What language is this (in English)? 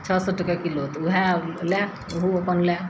Maithili